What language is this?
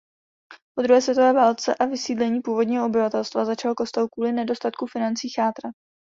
Czech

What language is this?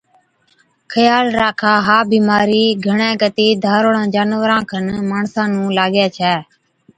Od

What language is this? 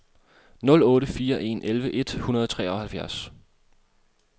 Danish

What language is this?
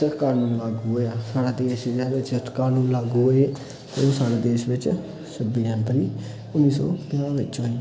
Dogri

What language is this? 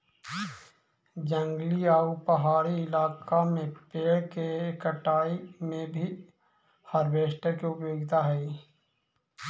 Magahi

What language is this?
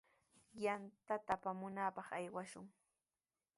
Sihuas Ancash Quechua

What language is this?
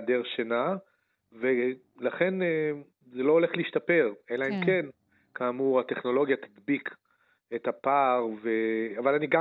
Hebrew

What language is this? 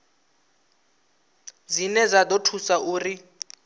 Venda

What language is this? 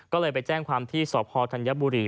Thai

